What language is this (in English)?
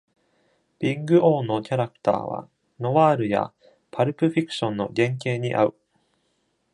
Japanese